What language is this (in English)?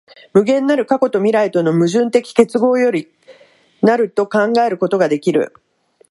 Japanese